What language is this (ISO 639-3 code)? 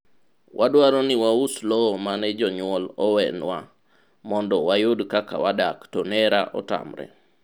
luo